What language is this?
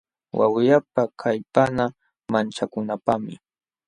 Jauja Wanca Quechua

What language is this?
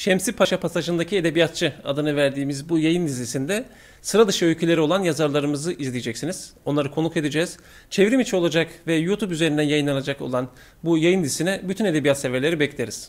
Turkish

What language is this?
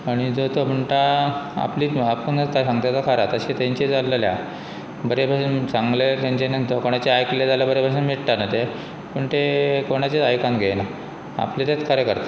Konkani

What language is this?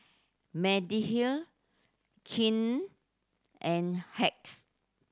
English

